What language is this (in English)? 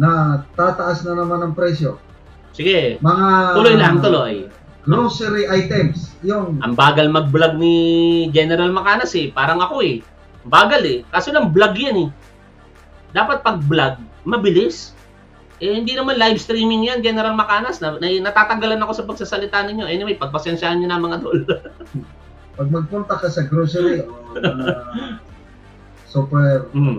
Filipino